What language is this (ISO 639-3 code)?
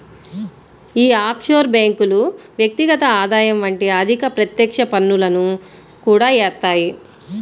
tel